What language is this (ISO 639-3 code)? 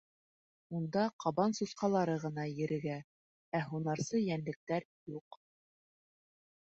bak